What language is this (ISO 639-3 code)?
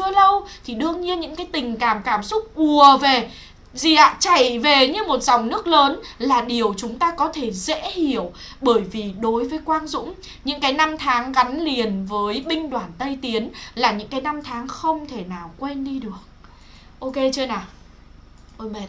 vie